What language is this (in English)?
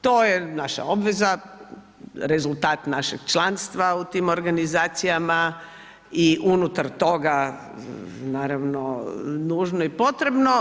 Croatian